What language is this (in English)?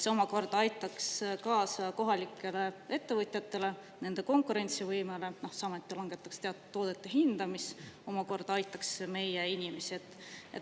Estonian